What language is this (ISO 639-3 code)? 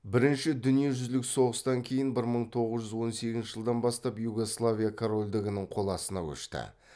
kaz